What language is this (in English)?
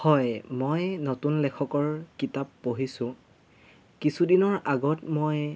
Assamese